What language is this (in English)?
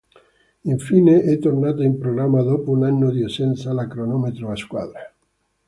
Italian